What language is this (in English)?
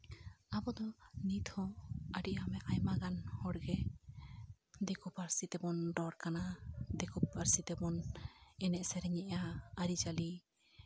Santali